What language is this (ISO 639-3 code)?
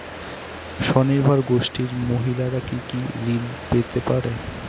ben